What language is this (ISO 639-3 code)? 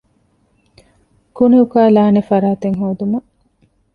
div